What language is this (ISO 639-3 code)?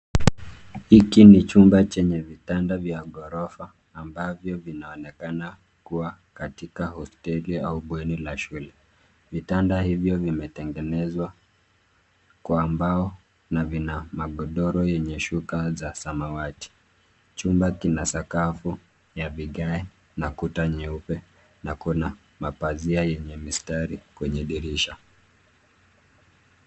swa